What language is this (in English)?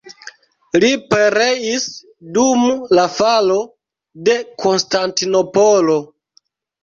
Esperanto